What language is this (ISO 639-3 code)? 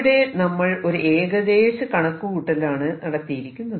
mal